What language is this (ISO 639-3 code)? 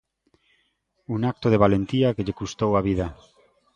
glg